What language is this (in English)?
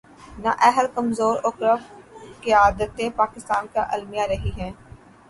Urdu